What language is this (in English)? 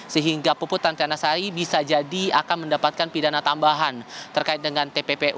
Indonesian